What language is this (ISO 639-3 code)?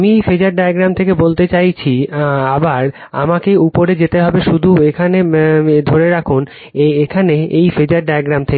ben